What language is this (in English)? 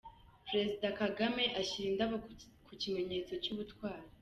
Kinyarwanda